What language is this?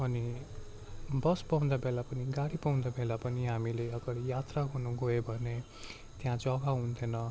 Nepali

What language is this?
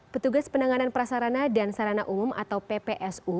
Indonesian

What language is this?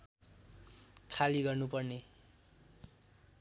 Nepali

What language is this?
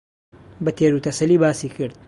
Central Kurdish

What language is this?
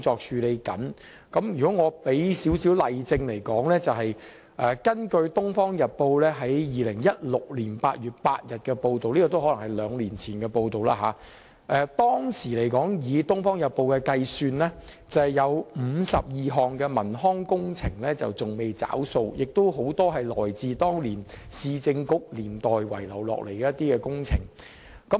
Cantonese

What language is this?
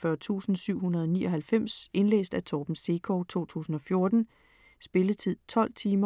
Danish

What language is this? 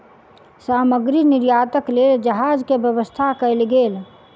Maithili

